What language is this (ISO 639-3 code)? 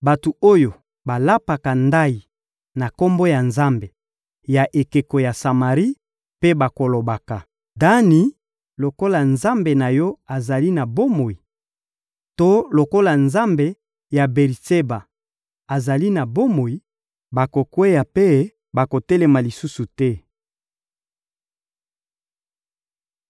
lin